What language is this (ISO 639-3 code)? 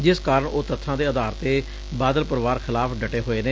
pan